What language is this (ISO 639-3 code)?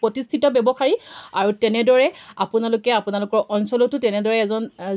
asm